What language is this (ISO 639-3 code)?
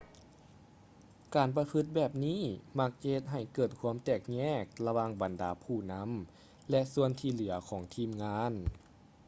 lao